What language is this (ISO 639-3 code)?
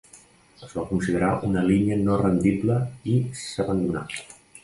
cat